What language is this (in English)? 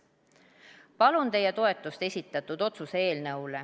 Estonian